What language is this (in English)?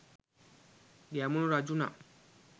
Sinhala